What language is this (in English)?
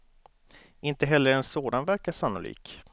Swedish